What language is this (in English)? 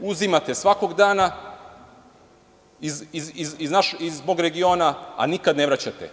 Serbian